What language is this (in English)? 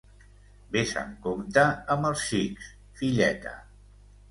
Catalan